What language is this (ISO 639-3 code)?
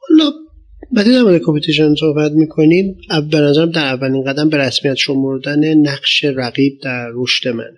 fas